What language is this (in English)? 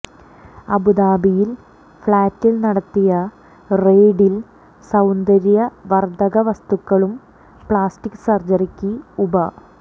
Malayalam